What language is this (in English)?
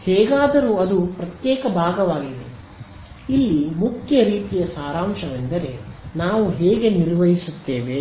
Kannada